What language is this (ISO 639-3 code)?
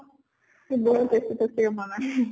asm